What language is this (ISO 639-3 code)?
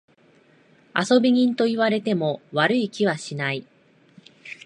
jpn